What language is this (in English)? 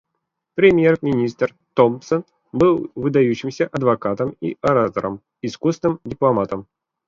Russian